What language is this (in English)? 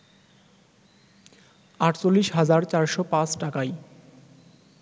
Bangla